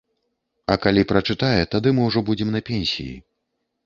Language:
Belarusian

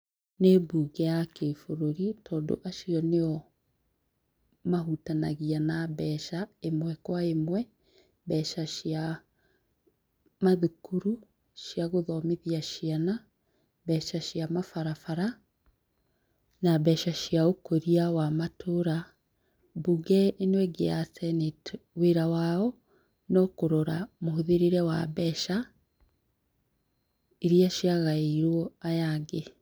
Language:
Kikuyu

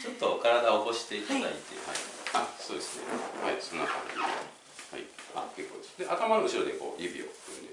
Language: Japanese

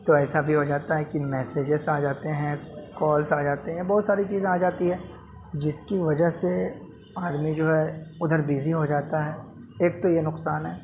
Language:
Urdu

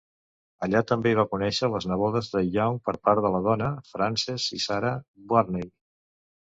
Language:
Catalan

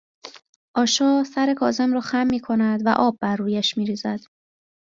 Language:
Persian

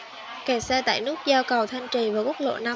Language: Vietnamese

